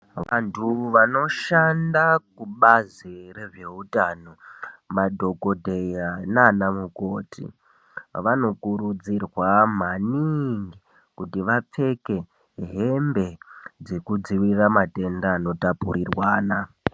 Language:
Ndau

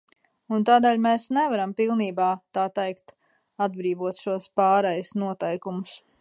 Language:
Latvian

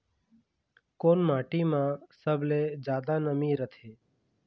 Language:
Chhattisgarhi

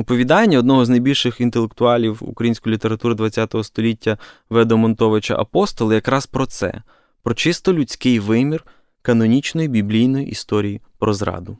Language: Ukrainian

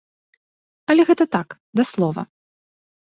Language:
Belarusian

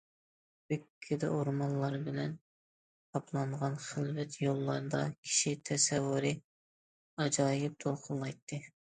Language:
Uyghur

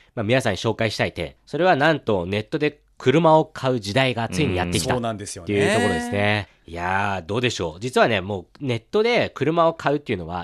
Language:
Japanese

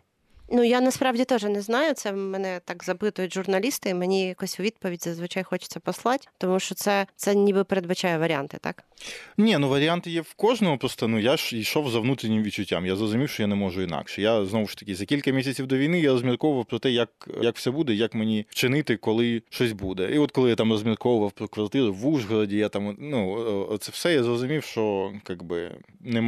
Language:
Ukrainian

